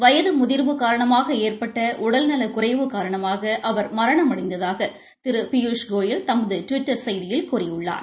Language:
Tamil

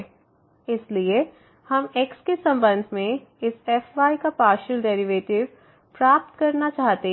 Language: Hindi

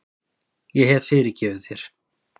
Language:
Icelandic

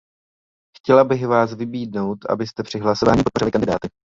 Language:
Czech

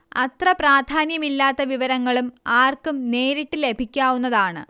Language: Malayalam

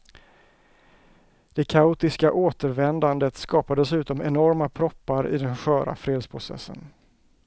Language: Swedish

